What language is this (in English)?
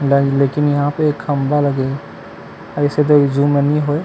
Chhattisgarhi